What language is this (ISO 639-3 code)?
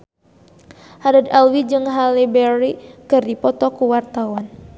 sun